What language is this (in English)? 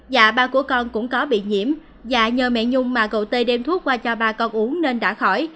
Vietnamese